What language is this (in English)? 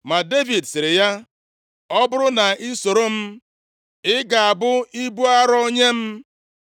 Igbo